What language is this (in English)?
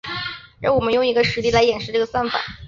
Chinese